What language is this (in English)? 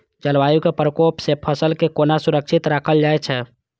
Maithili